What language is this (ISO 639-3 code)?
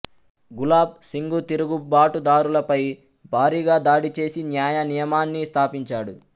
tel